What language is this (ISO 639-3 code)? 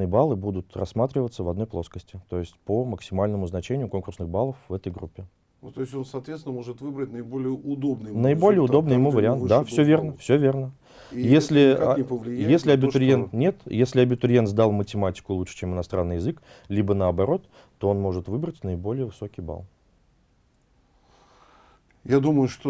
rus